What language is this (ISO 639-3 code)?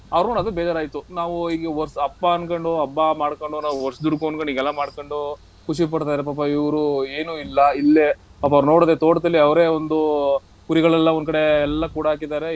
kan